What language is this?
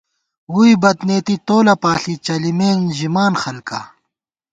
Gawar-Bati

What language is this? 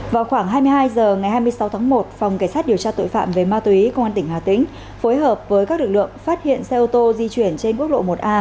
Vietnamese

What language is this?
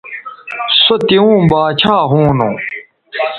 Bateri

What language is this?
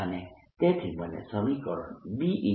Gujarati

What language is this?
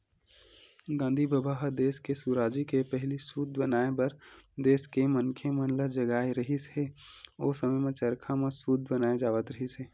Chhattisgarhi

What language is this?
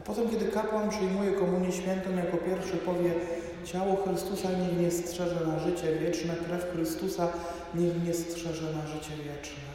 Polish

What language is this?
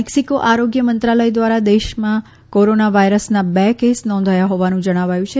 Gujarati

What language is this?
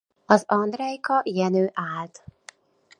Hungarian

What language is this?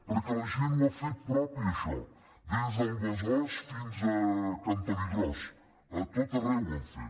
Catalan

